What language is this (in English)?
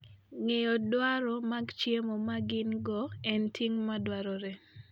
Luo (Kenya and Tanzania)